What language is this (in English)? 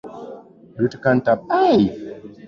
Swahili